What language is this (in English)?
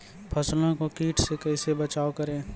Maithili